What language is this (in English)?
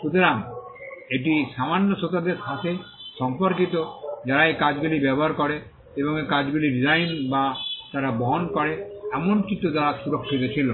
Bangla